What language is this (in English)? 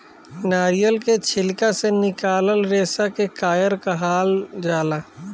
Bhojpuri